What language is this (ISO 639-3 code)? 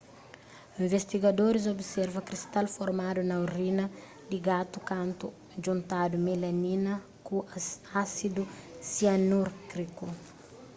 kea